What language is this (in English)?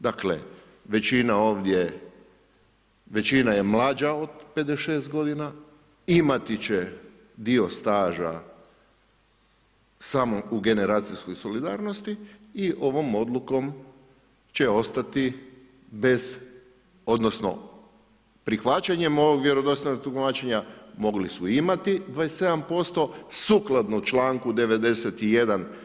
Croatian